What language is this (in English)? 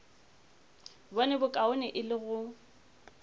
Northern Sotho